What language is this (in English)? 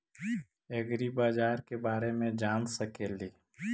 Magahi